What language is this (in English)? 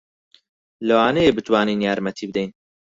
Central Kurdish